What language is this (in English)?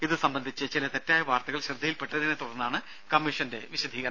Malayalam